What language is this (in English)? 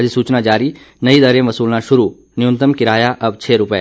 Hindi